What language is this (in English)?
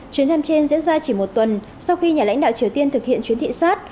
Vietnamese